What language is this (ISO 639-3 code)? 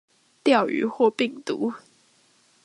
zho